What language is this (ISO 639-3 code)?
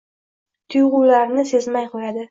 uzb